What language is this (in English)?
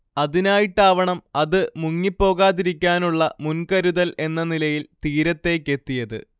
Malayalam